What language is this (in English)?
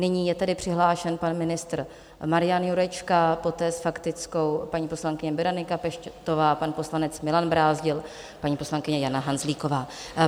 Czech